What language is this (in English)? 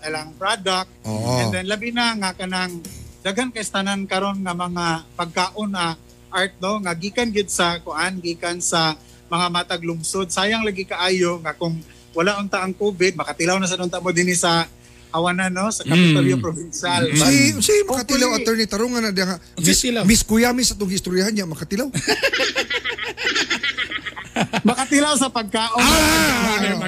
Filipino